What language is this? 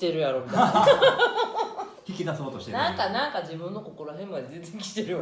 Japanese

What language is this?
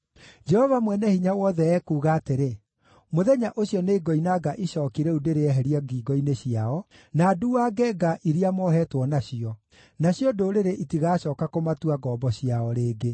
Kikuyu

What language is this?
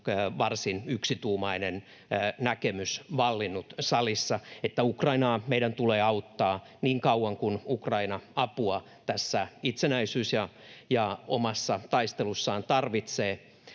Finnish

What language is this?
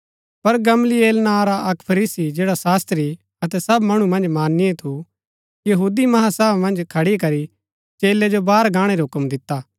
Gaddi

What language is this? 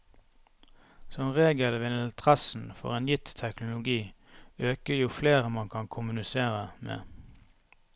Norwegian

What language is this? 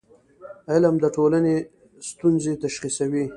Pashto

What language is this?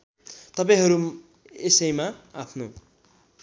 Nepali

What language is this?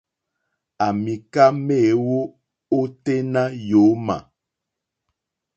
Mokpwe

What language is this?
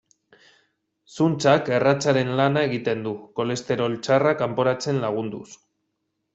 Basque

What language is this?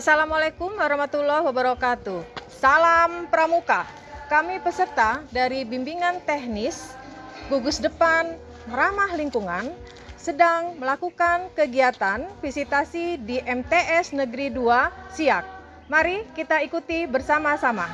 Indonesian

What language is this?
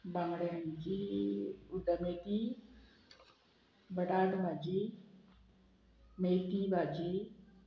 Konkani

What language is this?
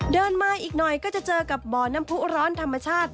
Thai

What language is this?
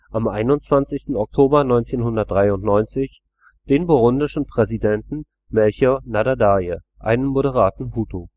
German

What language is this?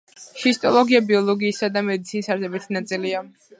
Georgian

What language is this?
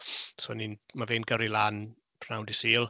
Welsh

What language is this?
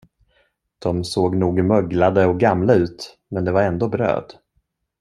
Swedish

